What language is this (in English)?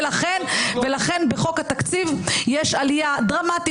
Hebrew